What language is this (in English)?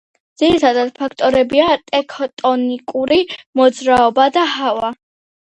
Georgian